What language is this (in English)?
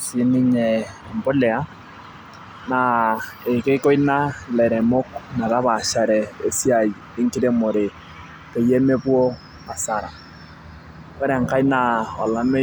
Masai